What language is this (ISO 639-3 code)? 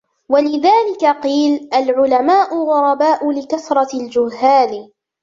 ara